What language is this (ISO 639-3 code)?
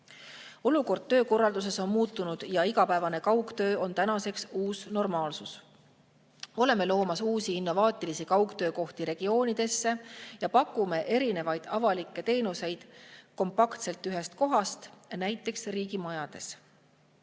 est